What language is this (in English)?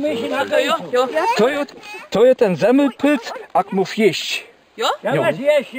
Polish